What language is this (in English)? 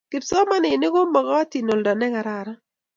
Kalenjin